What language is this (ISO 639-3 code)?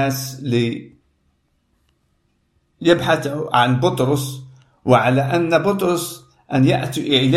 ara